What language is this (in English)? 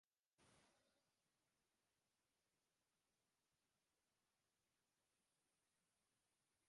Western Frisian